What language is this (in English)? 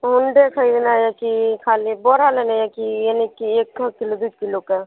Maithili